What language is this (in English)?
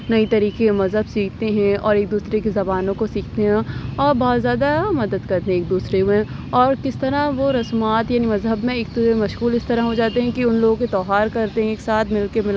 Urdu